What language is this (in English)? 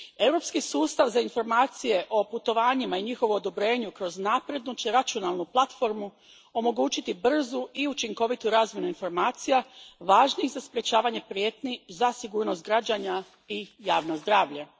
Croatian